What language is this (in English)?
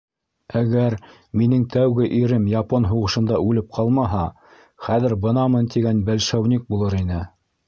Bashkir